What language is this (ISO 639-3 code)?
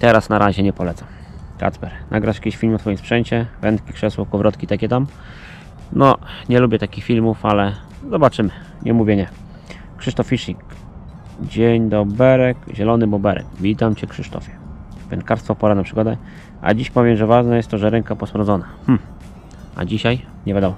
pol